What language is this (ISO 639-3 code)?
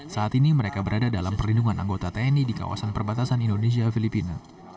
ind